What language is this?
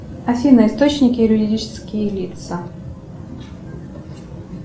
Russian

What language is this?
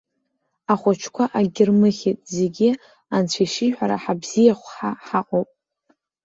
Abkhazian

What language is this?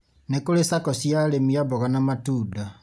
Kikuyu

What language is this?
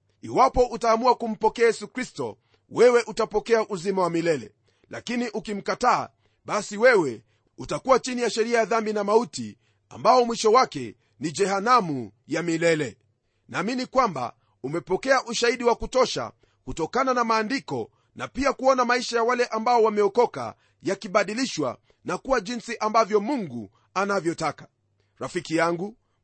Swahili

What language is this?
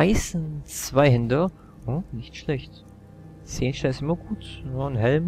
German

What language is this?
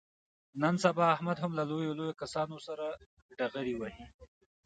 Pashto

